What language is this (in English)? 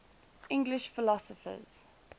English